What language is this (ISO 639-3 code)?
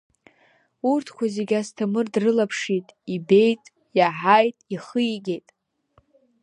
abk